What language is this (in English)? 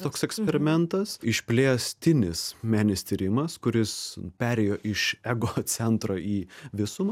Lithuanian